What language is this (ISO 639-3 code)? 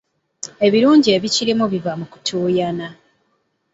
lug